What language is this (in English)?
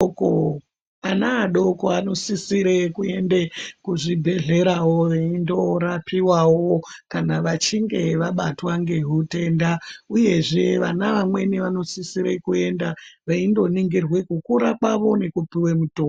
Ndau